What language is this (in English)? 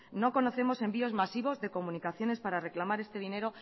Spanish